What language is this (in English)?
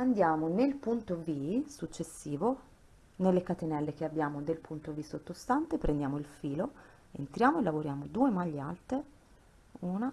Italian